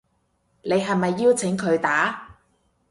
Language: Cantonese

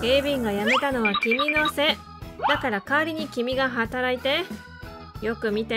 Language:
Japanese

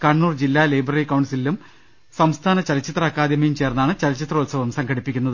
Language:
Malayalam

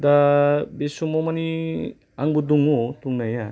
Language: Bodo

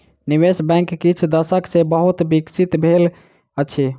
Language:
Maithili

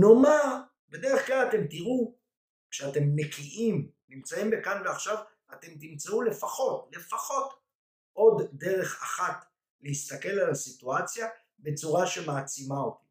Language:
Hebrew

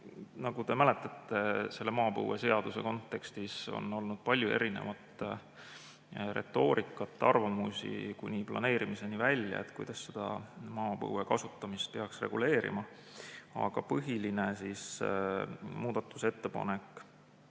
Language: Estonian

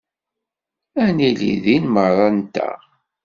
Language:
Kabyle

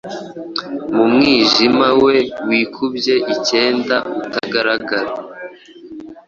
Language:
Kinyarwanda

